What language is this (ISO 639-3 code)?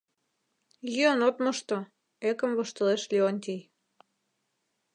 chm